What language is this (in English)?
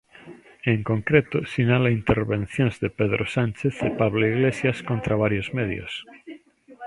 Galician